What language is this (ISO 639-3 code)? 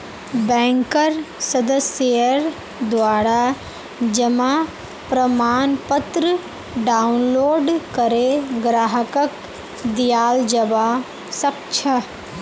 mag